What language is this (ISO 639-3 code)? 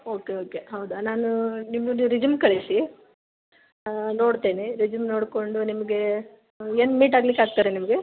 kan